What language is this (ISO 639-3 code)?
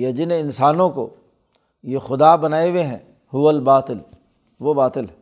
urd